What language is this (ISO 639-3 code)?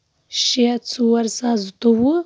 kas